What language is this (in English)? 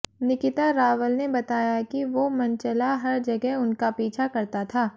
Hindi